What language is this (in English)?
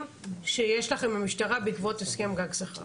Hebrew